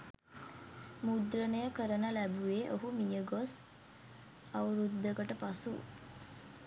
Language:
Sinhala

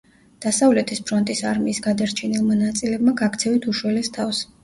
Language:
Georgian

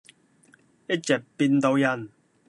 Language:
Cantonese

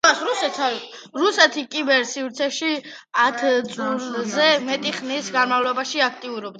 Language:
Georgian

